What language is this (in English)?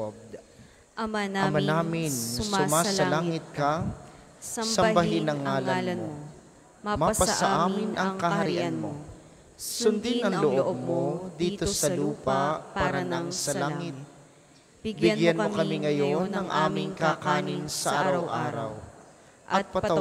Filipino